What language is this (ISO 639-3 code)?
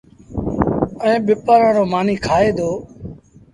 sbn